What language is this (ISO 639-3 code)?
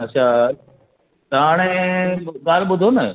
snd